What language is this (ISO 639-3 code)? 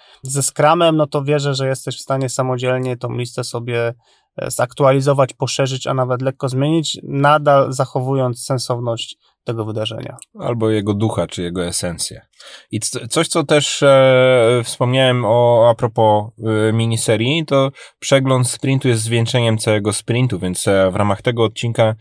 pol